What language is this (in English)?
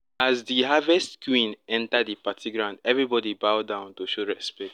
Nigerian Pidgin